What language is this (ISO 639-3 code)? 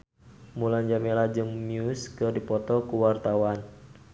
sun